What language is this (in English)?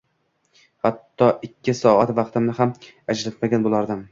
Uzbek